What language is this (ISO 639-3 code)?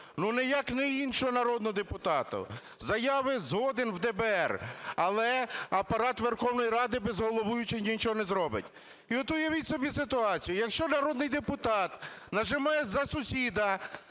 ukr